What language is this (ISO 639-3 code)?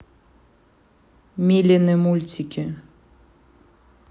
rus